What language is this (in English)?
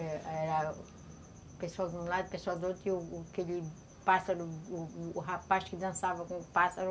Portuguese